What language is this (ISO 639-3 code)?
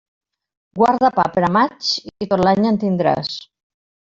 cat